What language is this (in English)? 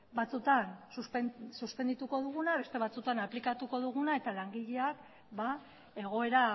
Basque